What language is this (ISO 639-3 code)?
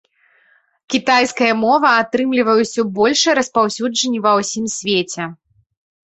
bel